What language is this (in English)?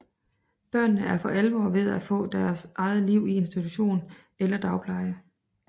Danish